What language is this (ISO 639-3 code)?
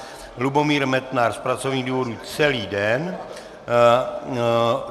ces